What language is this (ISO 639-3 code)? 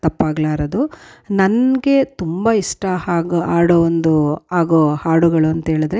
kan